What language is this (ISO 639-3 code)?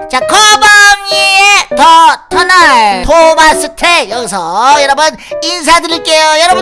kor